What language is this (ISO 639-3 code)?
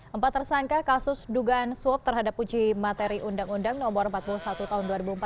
ind